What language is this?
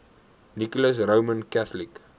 Afrikaans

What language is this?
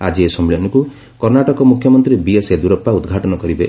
Odia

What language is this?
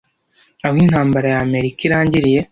Kinyarwanda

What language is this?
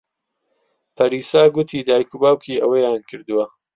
Central Kurdish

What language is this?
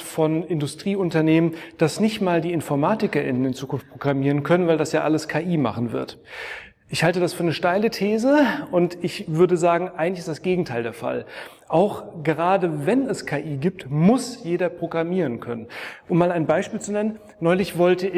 German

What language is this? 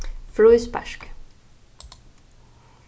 Faroese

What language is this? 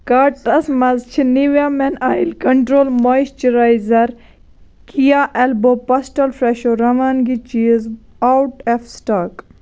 Kashmiri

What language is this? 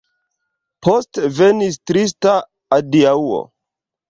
Esperanto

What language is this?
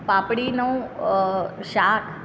Gujarati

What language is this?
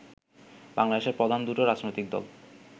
Bangla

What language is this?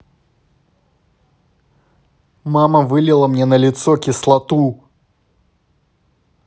Russian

